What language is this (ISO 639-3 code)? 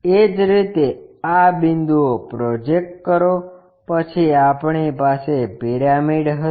guj